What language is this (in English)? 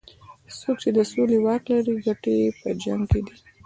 Pashto